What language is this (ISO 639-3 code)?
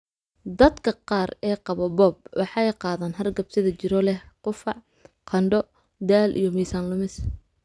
som